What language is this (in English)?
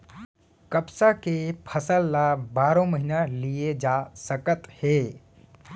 Chhattisgarhi